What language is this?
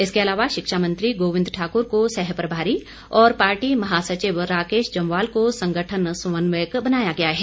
Hindi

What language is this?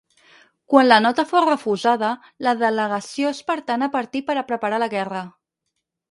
Catalan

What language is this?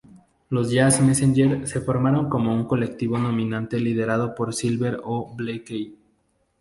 Spanish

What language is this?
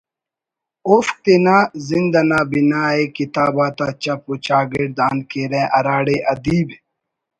Brahui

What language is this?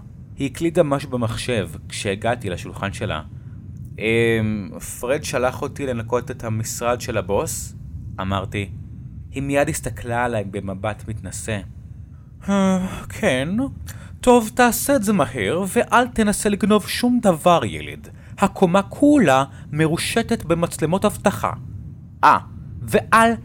Hebrew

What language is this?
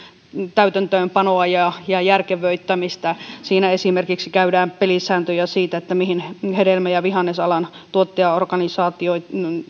Finnish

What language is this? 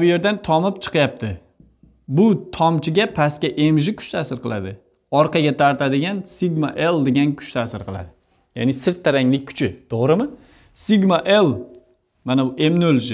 Turkish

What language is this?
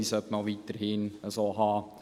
Swiss German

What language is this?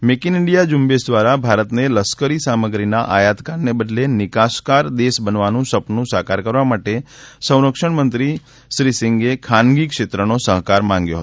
Gujarati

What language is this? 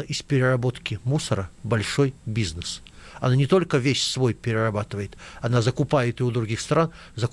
Russian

